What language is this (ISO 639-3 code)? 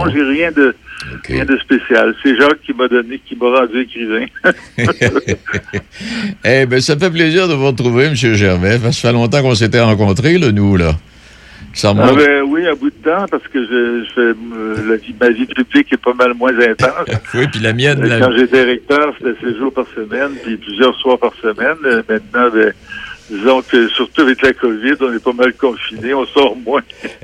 fra